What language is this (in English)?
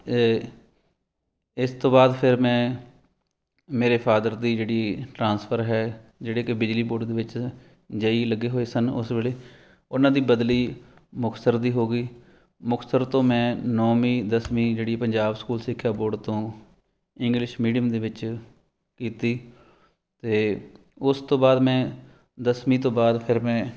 Punjabi